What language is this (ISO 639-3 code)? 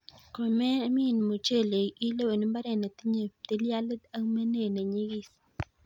kln